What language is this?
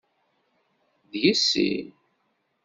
Kabyle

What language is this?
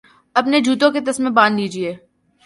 Urdu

